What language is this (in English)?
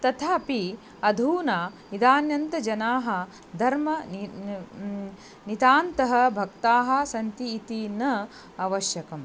Sanskrit